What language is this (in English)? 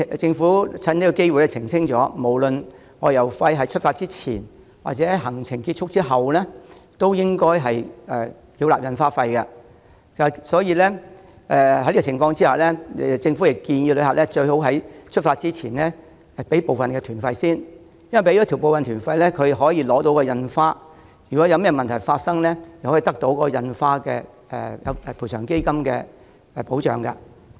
Cantonese